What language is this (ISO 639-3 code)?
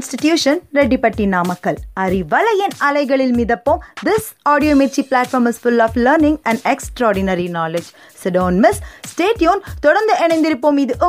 tam